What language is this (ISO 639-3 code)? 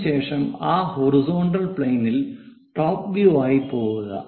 mal